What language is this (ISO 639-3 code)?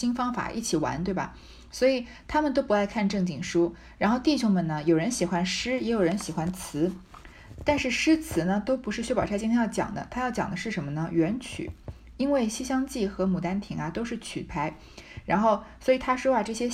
zho